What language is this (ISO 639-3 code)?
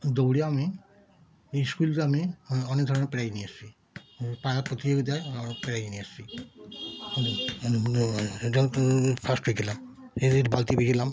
ben